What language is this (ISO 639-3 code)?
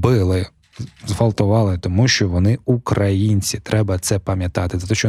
ukr